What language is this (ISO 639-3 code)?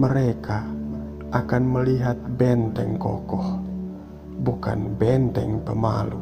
ind